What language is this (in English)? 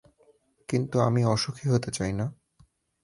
Bangla